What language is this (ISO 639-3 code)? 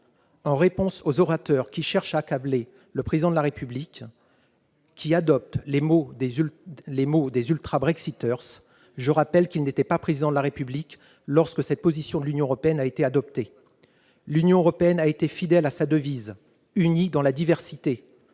fra